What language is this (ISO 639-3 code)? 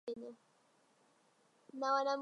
swa